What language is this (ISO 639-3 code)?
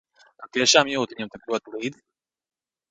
lav